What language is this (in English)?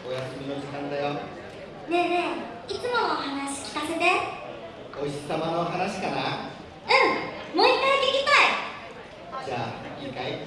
Japanese